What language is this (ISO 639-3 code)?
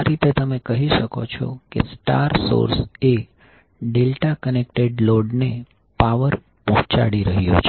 guj